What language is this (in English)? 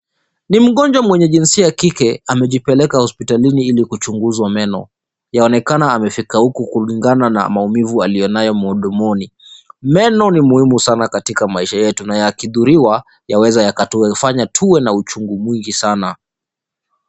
Swahili